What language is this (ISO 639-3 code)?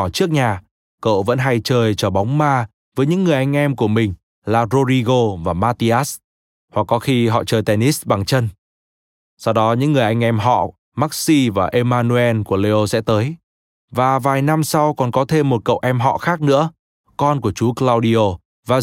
vie